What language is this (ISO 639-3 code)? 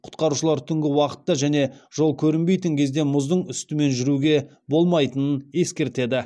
kaz